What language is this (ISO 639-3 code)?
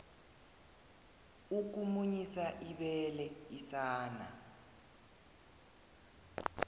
nbl